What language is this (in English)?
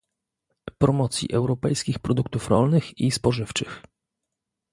Polish